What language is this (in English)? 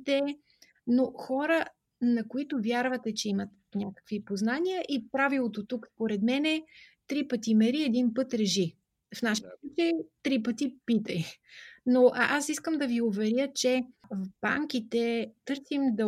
Bulgarian